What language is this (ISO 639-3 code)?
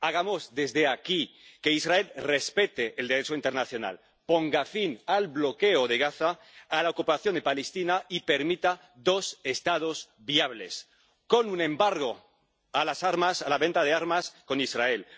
spa